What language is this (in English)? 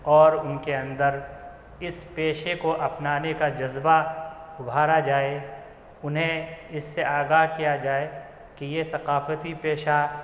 Urdu